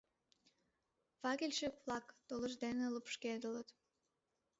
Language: Mari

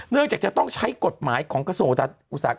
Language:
Thai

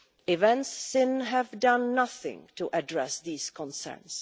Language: English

